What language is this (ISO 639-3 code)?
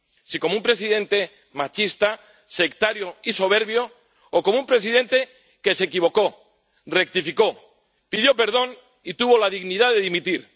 spa